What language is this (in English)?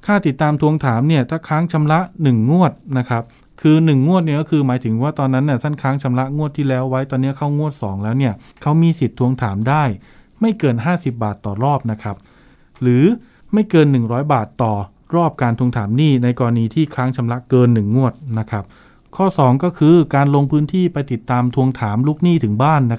Thai